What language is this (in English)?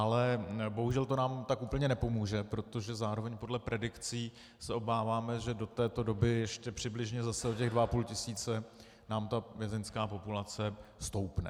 Czech